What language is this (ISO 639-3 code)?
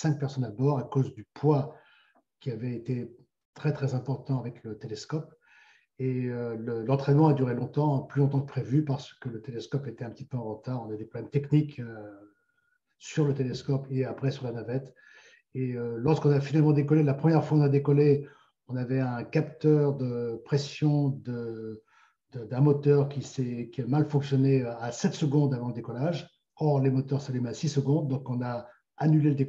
fra